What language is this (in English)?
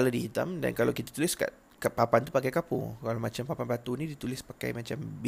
Malay